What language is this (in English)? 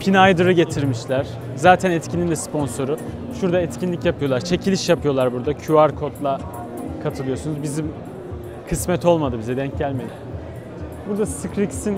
Turkish